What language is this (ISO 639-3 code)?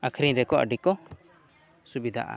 sat